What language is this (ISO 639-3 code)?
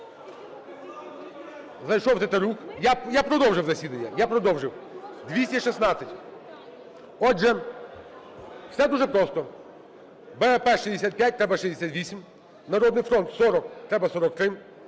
ukr